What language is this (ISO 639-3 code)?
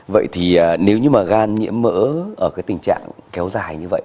vie